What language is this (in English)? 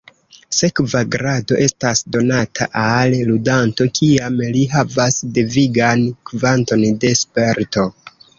Esperanto